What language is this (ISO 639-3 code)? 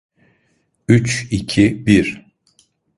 tur